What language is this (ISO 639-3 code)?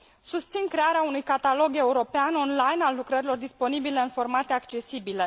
ron